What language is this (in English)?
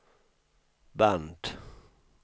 Swedish